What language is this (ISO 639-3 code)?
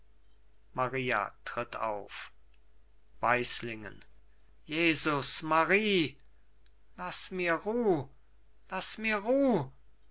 deu